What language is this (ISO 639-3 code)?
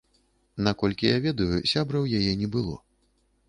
bel